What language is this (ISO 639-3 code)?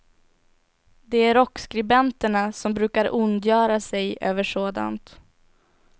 swe